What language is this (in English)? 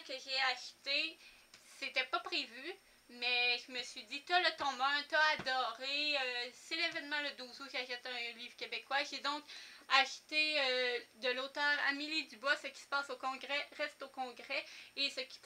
French